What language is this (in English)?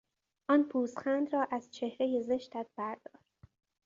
Persian